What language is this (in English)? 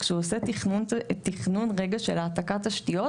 Hebrew